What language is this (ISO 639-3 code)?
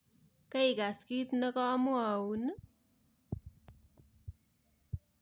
kln